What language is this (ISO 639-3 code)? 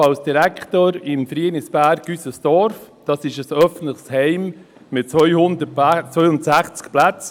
gsw